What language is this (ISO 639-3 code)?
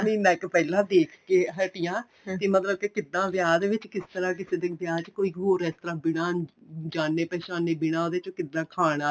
pan